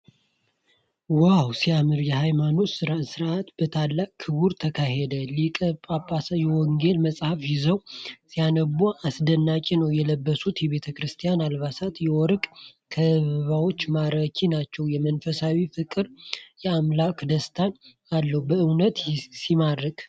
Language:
Amharic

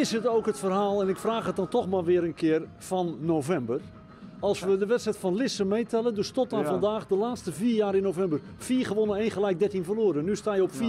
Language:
Dutch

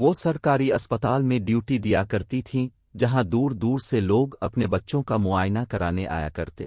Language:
Urdu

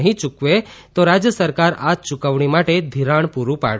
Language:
Gujarati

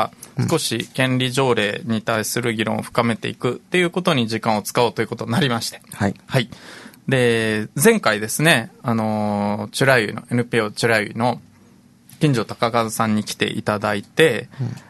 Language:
Japanese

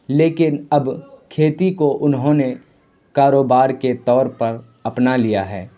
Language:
Urdu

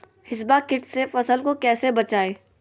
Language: Magahi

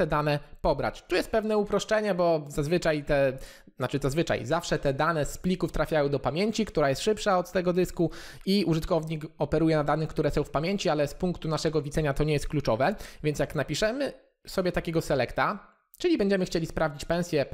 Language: Polish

